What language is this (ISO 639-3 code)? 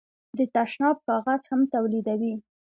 pus